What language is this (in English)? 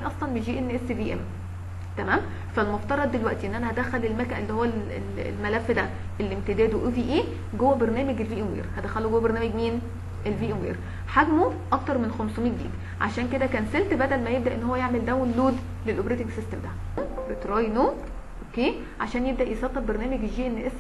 Arabic